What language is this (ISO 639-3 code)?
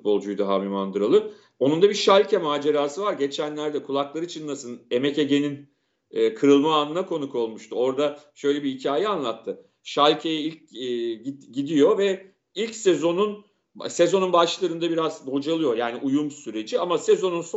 tur